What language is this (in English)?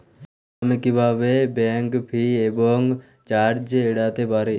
Bangla